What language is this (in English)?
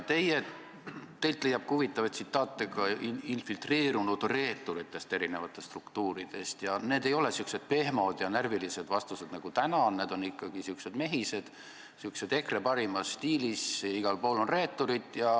Estonian